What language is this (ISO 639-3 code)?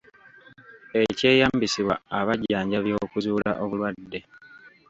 lug